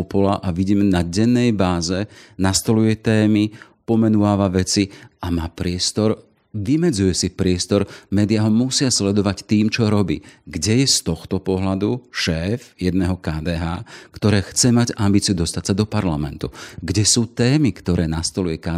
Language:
Slovak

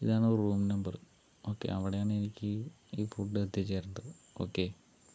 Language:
Malayalam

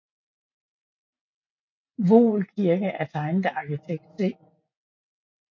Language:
Danish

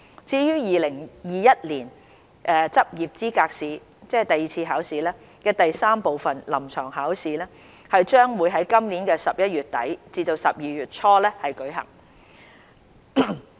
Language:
Cantonese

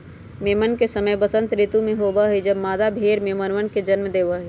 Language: Magahi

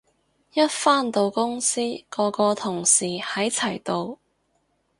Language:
Cantonese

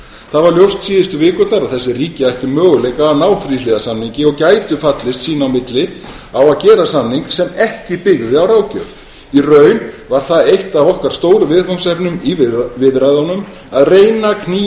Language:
Icelandic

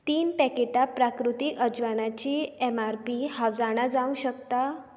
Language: Konkani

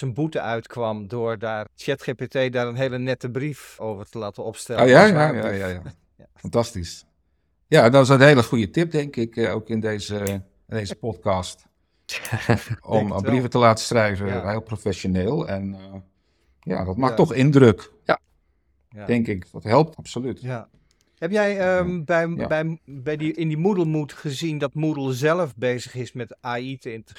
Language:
Dutch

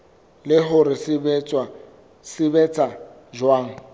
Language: Southern Sotho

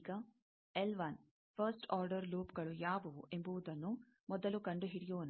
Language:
Kannada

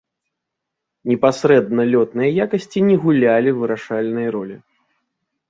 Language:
Belarusian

